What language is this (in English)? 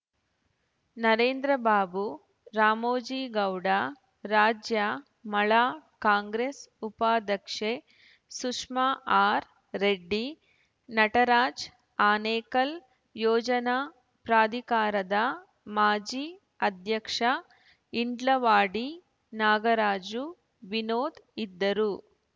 Kannada